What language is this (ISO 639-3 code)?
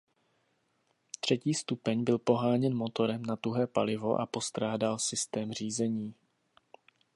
ces